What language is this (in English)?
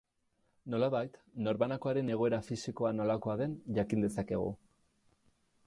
Basque